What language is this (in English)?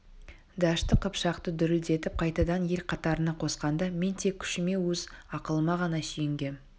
Kazakh